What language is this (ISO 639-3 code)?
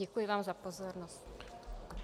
ces